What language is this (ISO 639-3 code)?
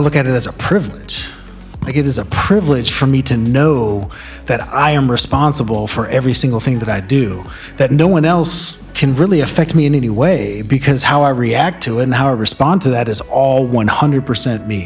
eng